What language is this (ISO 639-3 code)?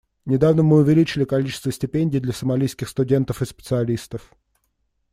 rus